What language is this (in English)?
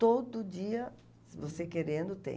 Portuguese